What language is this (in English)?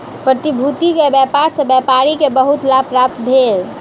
Maithili